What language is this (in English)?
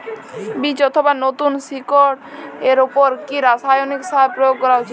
Bangla